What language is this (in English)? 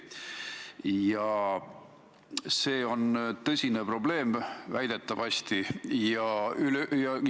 Estonian